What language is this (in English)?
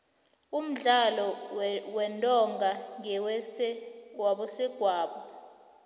South Ndebele